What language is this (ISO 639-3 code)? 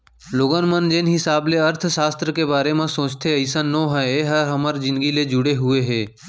hne